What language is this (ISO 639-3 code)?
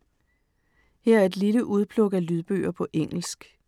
dan